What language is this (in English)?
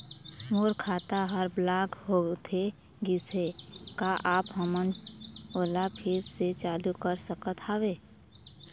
Chhattisgarhi